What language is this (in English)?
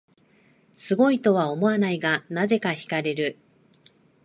Japanese